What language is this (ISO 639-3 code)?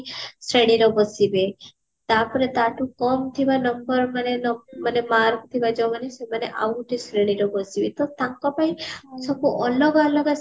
ori